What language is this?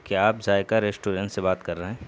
Urdu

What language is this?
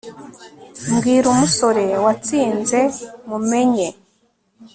Kinyarwanda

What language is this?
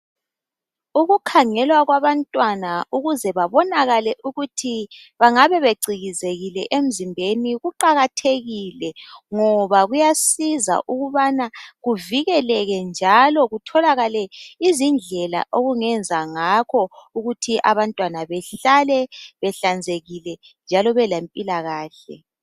North Ndebele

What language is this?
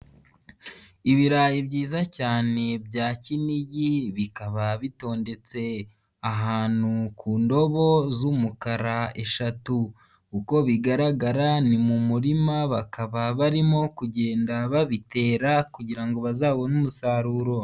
Kinyarwanda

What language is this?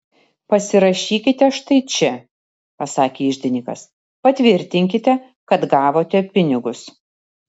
Lithuanian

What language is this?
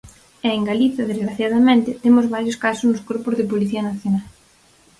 Galician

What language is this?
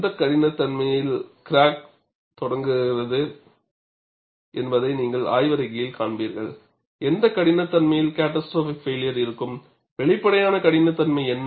Tamil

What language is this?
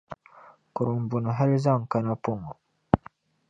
Dagbani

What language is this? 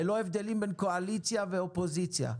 Hebrew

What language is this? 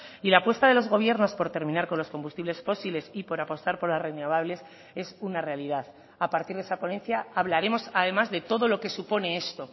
Spanish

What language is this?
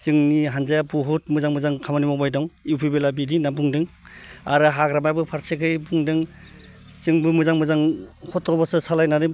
Bodo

